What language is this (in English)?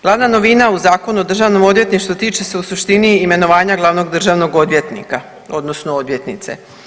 Croatian